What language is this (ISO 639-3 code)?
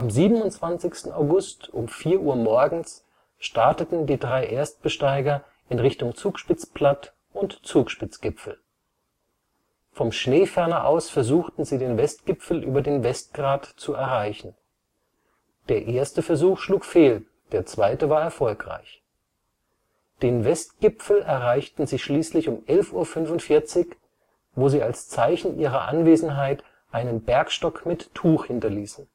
deu